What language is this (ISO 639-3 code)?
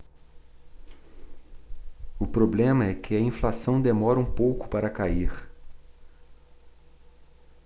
por